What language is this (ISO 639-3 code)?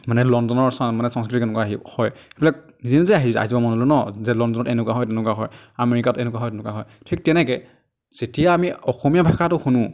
asm